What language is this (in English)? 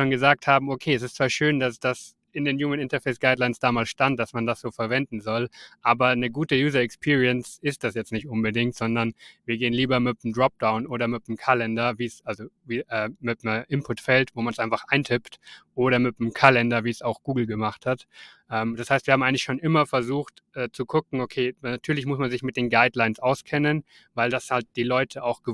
German